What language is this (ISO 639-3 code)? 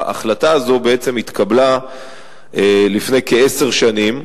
heb